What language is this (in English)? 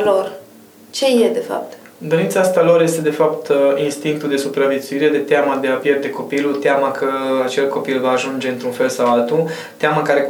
Romanian